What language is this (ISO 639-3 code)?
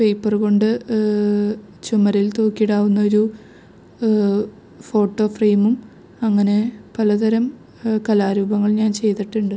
mal